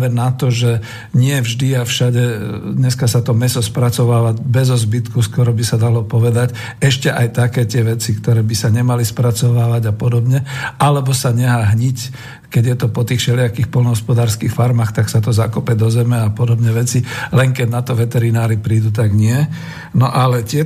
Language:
Slovak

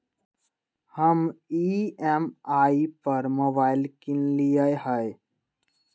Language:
Magahi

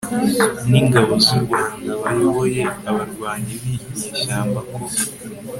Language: Kinyarwanda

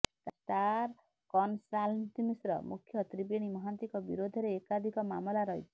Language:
Odia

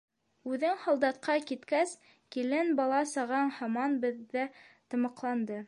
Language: Bashkir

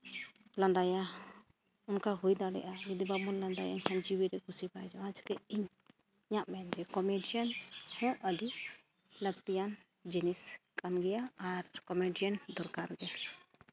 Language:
Santali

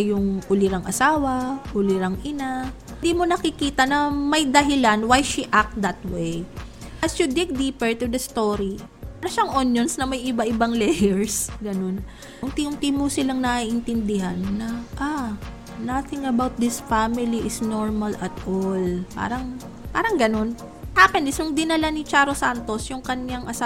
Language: Filipino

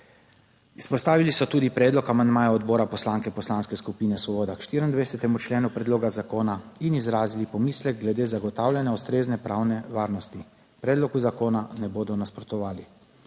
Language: Slovenian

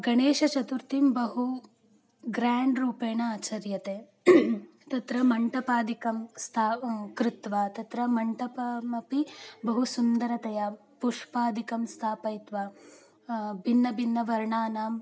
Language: Sanskrit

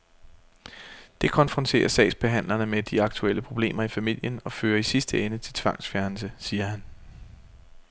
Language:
Danish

